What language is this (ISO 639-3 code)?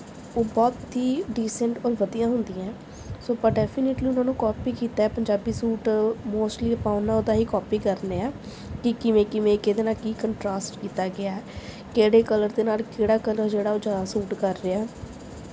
pan